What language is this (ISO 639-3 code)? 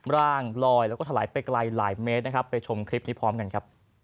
tha